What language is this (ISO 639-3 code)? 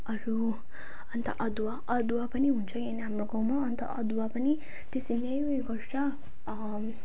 nep